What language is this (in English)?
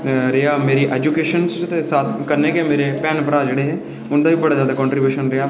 Dogri